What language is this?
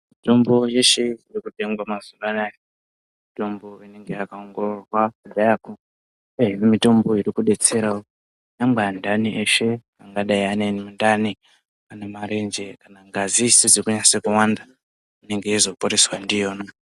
Ndau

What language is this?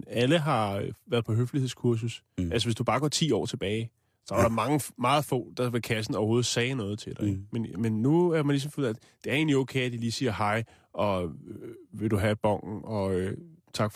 Danish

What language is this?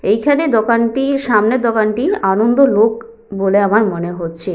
Bangla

